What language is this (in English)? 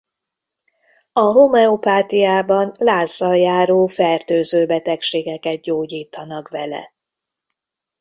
Hungarian